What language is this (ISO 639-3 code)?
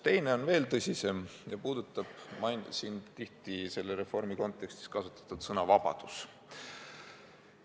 est